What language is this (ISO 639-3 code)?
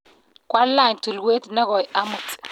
kln